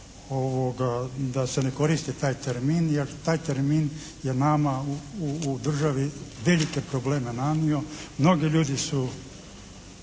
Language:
Croatian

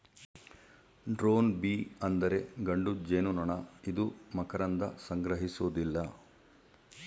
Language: Kannada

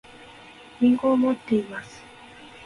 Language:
Japanese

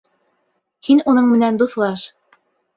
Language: Bashkir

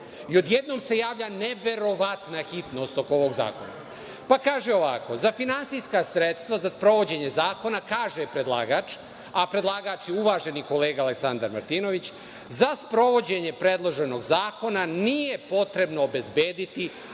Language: Serbian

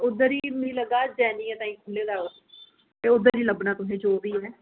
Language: Dogri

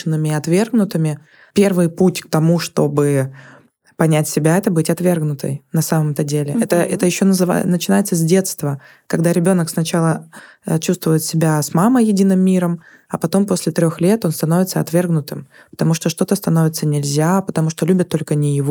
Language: Russian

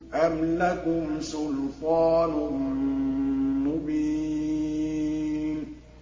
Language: Arabic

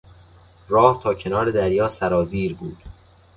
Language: Persian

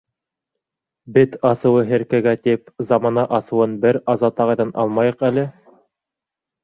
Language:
Bashkir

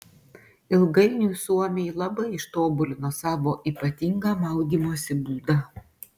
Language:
Lithuanian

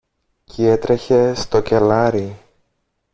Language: Greek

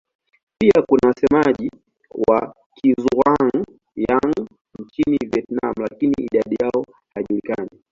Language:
Swahili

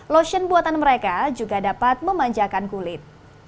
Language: Indonesian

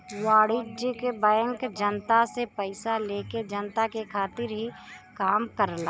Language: Bhojpuri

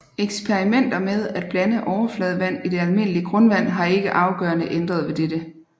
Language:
Danish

